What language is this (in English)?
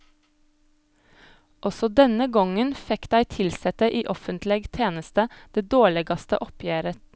Norwegian